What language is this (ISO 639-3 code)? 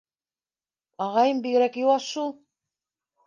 bak